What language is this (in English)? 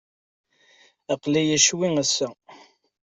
Kabyle